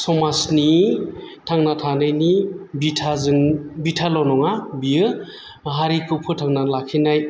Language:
Bodo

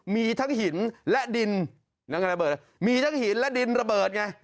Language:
Thai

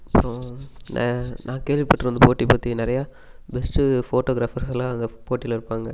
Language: Tamil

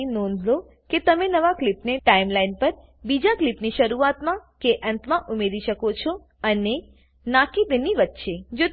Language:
Gujarati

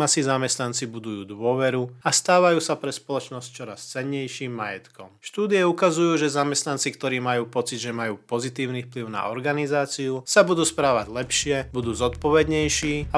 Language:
Slovak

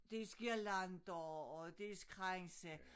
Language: Danish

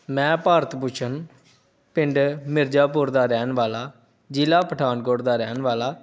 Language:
Punjabi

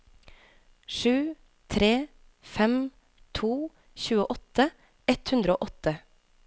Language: Norwegian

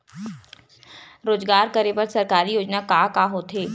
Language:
Chhattisgarhi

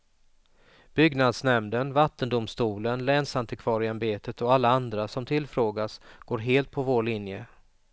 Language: Swedish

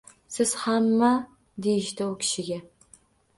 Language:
Uzbek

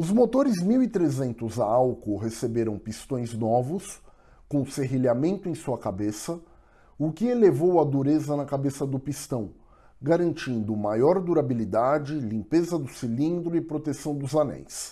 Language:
Portuguese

